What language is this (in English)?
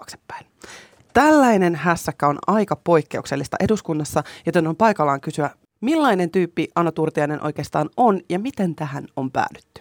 Finnish